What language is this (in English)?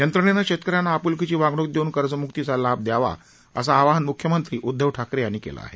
Marathi